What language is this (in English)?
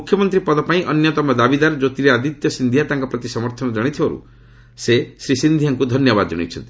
Odia